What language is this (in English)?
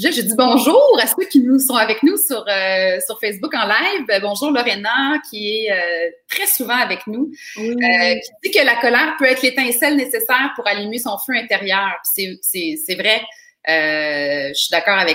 French